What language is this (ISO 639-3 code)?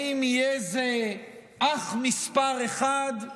heb